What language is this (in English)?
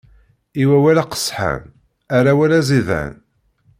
Kabyle